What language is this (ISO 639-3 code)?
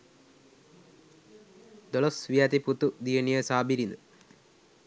sin